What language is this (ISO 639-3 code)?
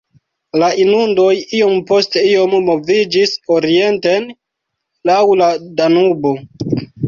epo